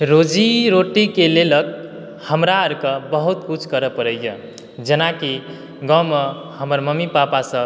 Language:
Maithili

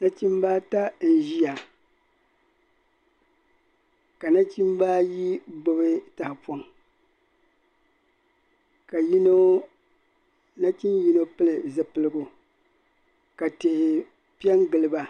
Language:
Dagbani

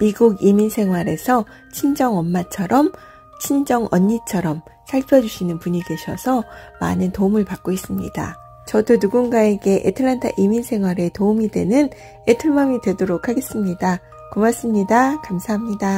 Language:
Korean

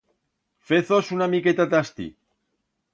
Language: Aragonese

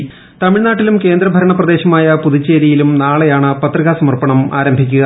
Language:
Malayalam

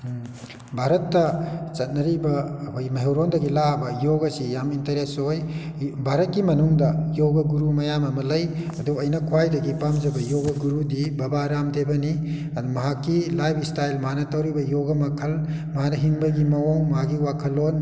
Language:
Manipuri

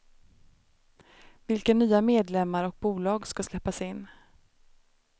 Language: Swedish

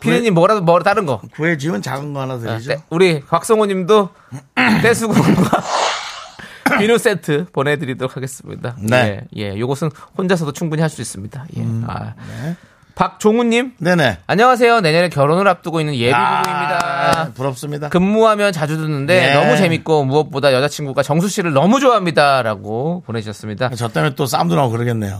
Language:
Korean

